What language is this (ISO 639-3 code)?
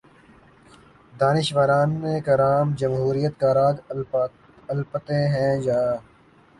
urd